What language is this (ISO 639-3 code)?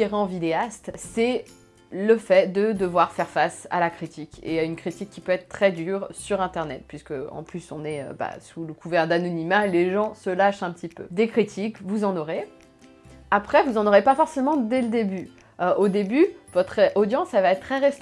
fra